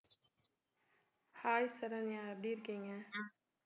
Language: Tamil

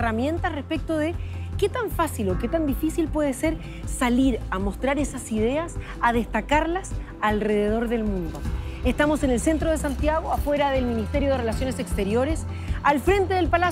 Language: Spanish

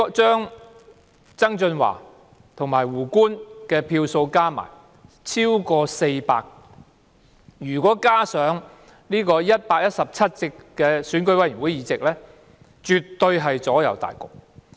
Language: Cantonese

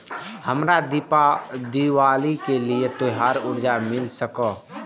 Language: Maithili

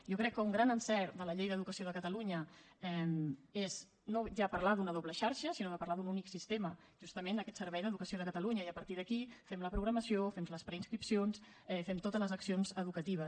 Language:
Catalan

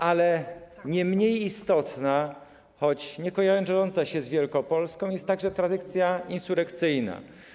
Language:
Polish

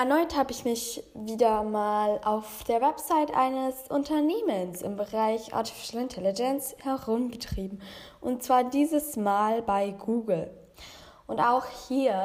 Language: German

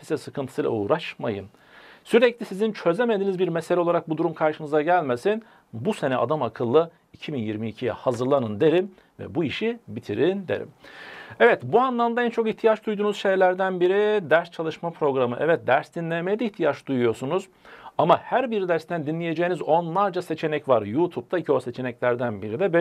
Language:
Turkish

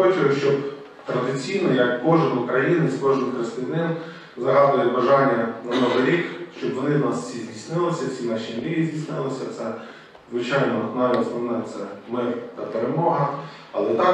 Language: Ukrainian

